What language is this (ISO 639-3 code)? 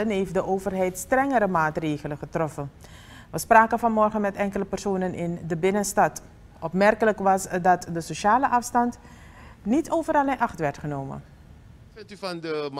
nld